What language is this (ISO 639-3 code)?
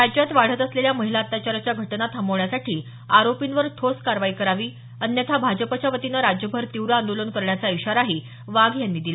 mar